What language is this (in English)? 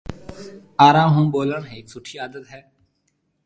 Marwari (Pakistan)